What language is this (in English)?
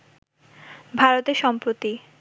Bangla